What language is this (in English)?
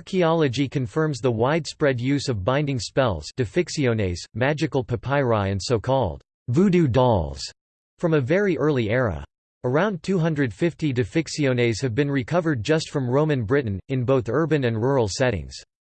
English